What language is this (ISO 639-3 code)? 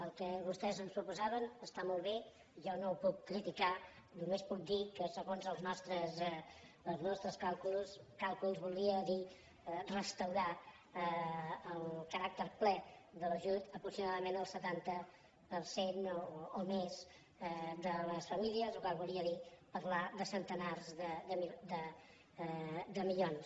cat